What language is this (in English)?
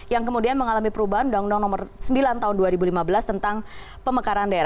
Indonesian